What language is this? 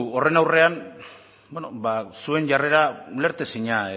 Basque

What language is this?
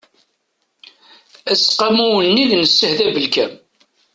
Kabyle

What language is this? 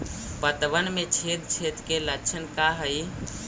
Magahi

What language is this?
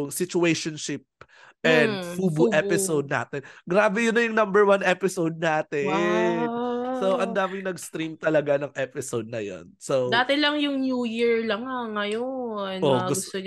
Filipino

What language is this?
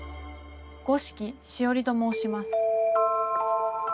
Japanese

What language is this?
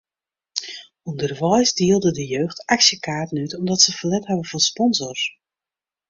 Western Frisian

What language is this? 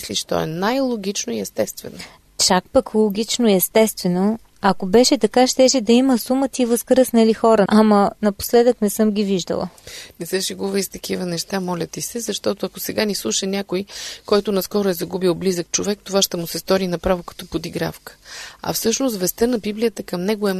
Bulgarian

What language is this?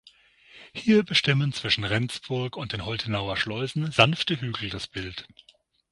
German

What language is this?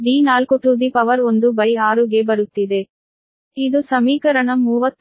Kannada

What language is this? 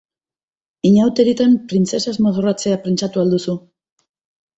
Basque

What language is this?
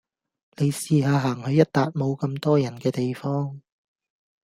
Cantonese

